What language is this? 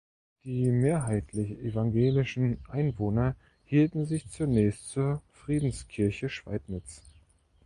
German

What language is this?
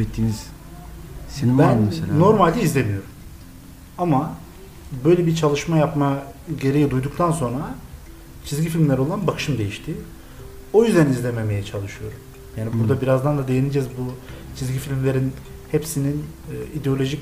Turkish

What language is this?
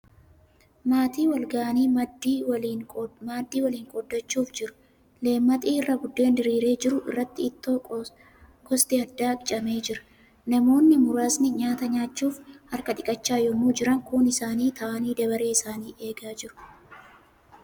Oromo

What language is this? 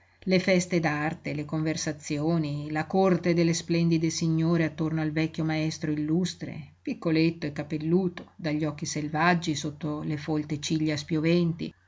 Italian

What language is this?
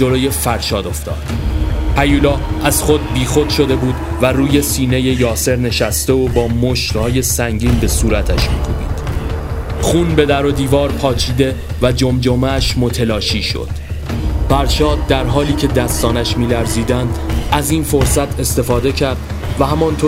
Persian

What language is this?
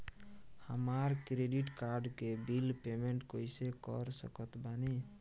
Bhojpuri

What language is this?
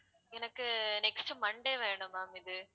Tamil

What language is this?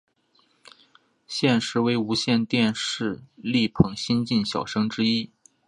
Chinese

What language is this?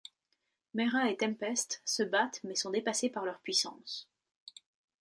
French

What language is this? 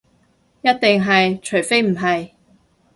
Cantonese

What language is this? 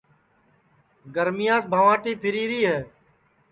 Sansi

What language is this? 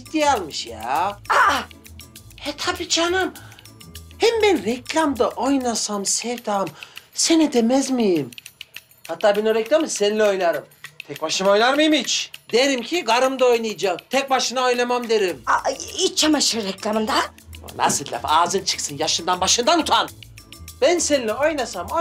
Turkish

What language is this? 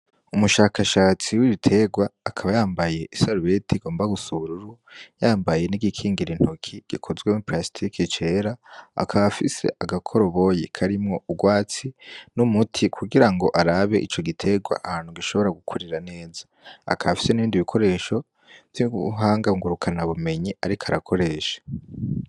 Rundi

